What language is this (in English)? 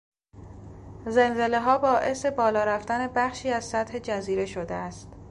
Persian